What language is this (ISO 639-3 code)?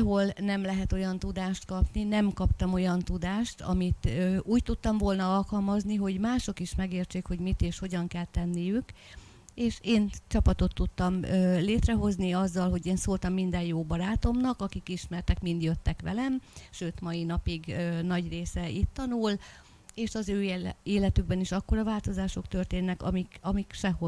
hun